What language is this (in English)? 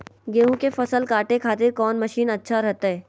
Magahi